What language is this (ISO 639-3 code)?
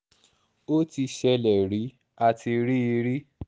yor